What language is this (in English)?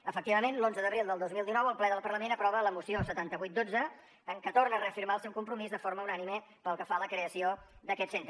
Catalan